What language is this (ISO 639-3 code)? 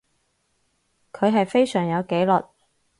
yue